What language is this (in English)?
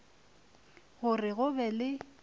Northern Sotho